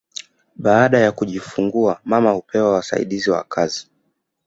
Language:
Swahili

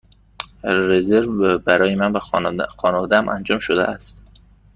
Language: Persian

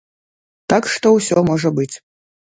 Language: Belarusian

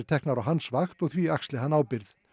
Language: Icelandic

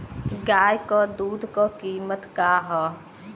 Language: Bhojpuri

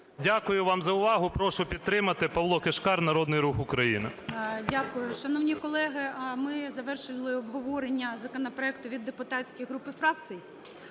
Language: Ukrainian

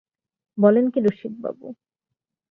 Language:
Bangla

